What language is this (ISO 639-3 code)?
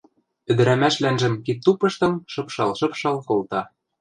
mrj